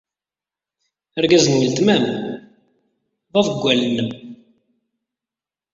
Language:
Kabyle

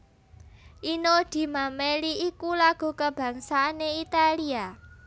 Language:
Javanese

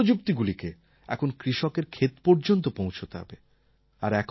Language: Bangla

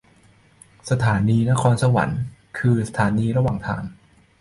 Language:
Thai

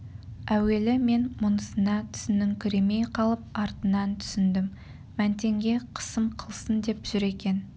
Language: Kazakh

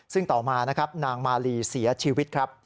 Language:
Thai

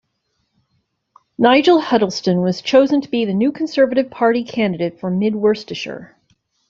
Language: English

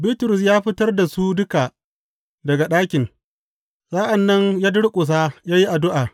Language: Hausa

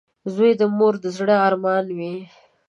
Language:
Pashto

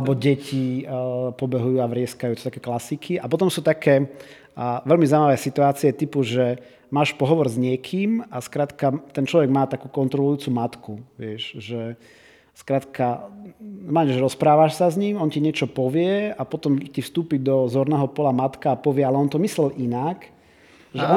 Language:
Slovak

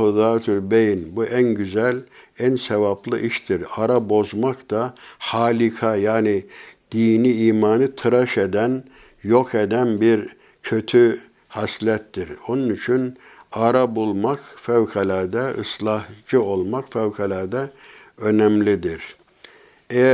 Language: Turkish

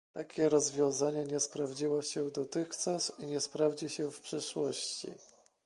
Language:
Polish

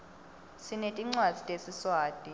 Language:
Swati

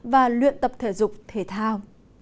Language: Vietnamese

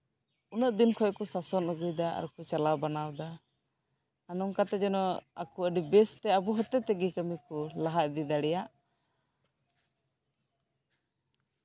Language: Santali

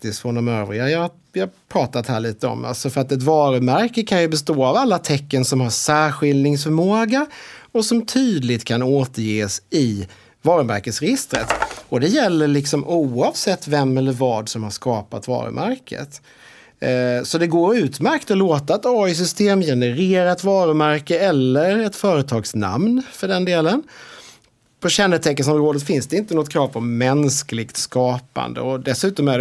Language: Swedish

